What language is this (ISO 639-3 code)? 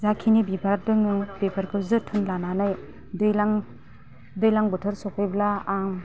brx